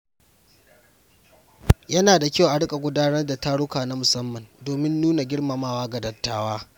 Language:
Hausa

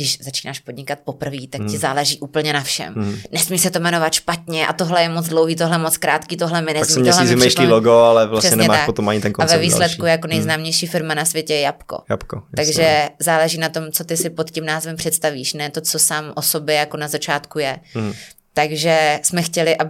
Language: Czech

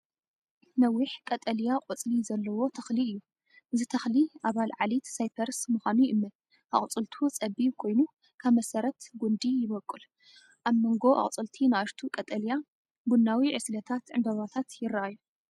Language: Tigrinya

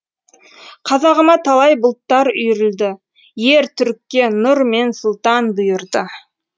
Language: Kazakh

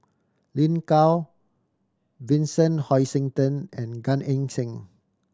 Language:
English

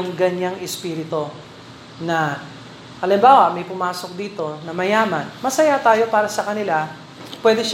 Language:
Filipino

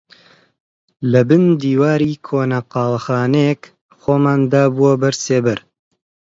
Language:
Central Kurdish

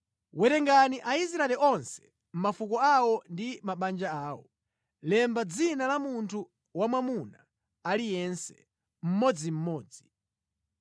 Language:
Nyanja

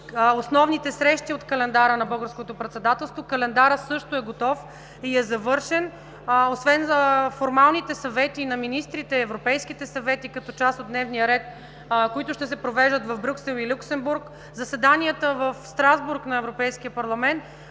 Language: Bulgarian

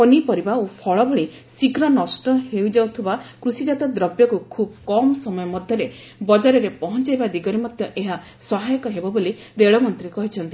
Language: Odia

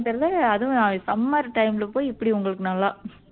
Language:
Tamil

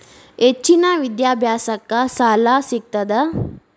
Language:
Kannada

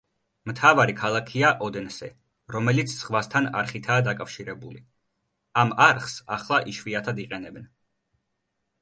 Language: Georgian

